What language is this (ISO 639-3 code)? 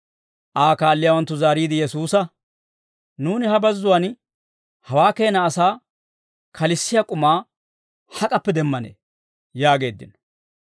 dwr